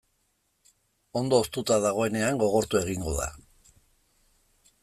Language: Basque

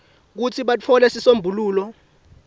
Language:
Swati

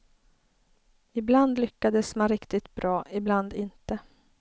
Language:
Swedish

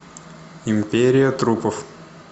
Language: Russian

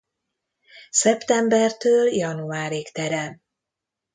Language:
Hungarian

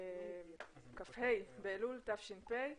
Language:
Hebrew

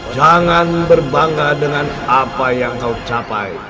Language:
Indonesian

